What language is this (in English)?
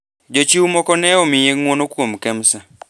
Luo (Kenya and Tanzania)